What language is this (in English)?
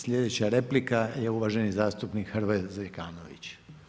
Croatian